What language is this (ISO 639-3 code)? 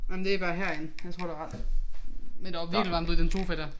dan